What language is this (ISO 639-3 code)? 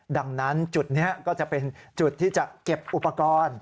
tha